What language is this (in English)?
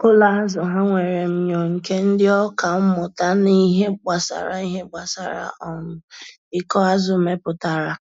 Igbo